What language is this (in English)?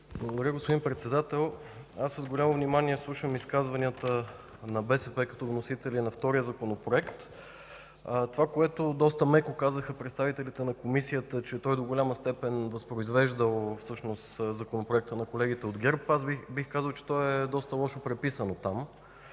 Bulgarian